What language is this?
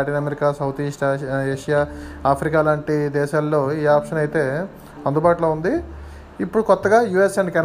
Telugu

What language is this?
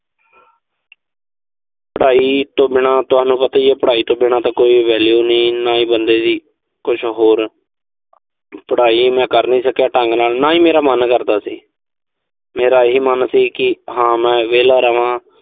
Punjabi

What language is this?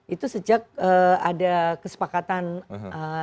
Indonesian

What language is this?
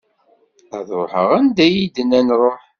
Kabyle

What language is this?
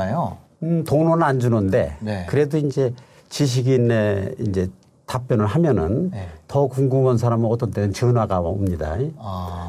Korean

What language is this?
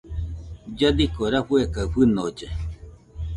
Nüpode Huitoto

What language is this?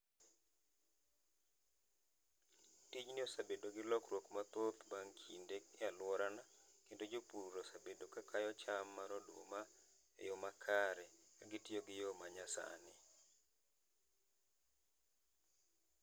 Luo (Kenya and Tanzania)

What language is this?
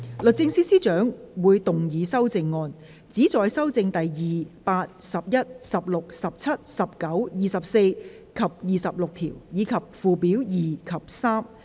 Cantonese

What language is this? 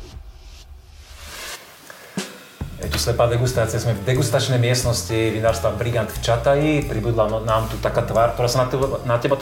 Slovak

